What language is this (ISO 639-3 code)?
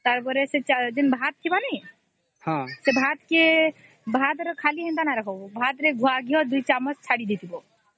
ori